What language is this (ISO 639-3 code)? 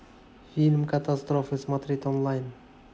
rus